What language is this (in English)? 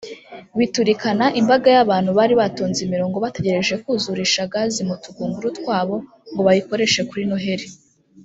Kinyarwanda